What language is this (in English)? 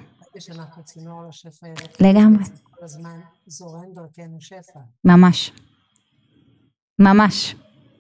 Hebrew